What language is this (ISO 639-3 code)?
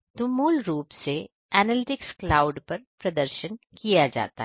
hin